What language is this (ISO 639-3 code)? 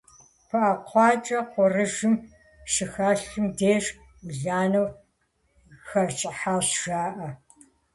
kbd